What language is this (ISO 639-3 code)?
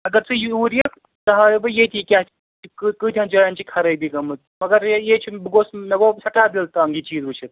kas